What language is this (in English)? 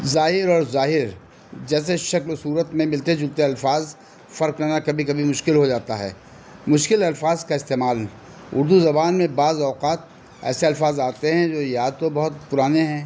Urdu